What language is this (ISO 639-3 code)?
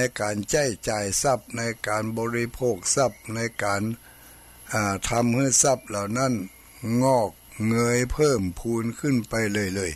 tha